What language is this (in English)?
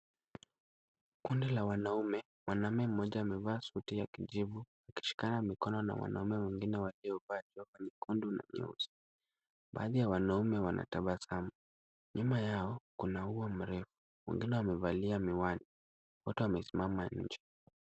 Swahili